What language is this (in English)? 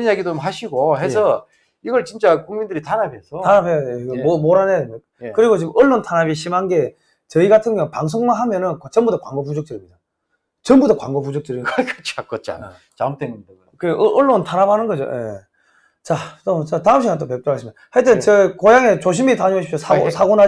Korean